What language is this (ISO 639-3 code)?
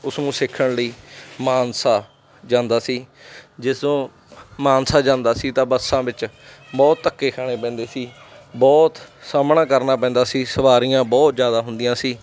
pan